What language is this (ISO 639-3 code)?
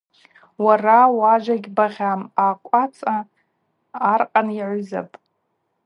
abq